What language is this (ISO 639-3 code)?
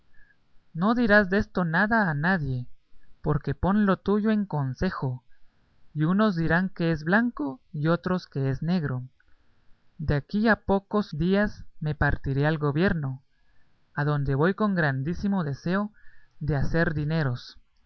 spa